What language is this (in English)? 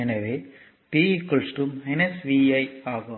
Tamil